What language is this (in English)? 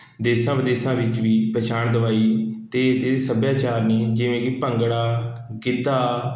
Punjabi